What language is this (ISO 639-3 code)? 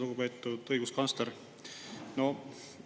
est